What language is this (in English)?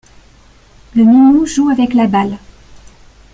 French